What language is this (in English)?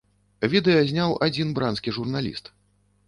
Belarusian